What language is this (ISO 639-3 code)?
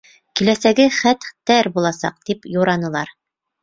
bak